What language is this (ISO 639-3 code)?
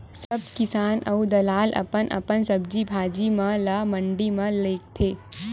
hne